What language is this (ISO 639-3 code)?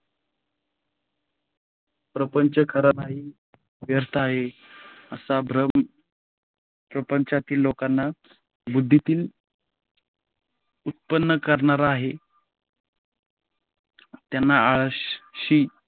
mar